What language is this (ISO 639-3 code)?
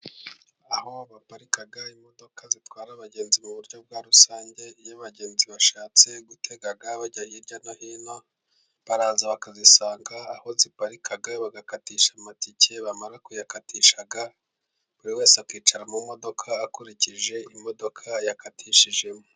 kin